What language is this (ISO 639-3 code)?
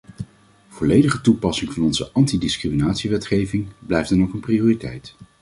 nld